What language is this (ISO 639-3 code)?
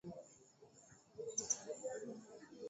swa